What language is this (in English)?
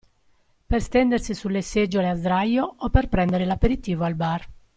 Italian